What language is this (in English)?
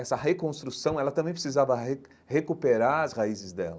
Portuguese